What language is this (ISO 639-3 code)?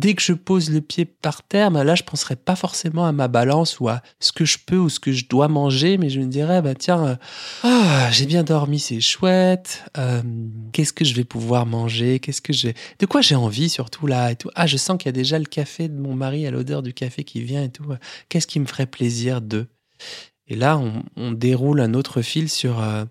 fra